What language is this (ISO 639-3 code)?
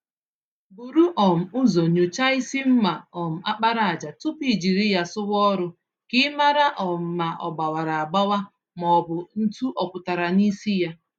ibo